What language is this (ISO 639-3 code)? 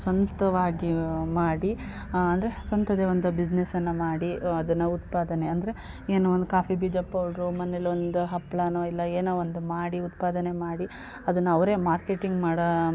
kan